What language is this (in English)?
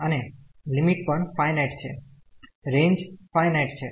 Gujarati